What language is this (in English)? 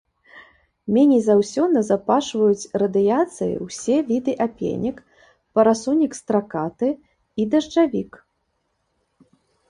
Belarusian